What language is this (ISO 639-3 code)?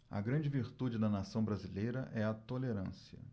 por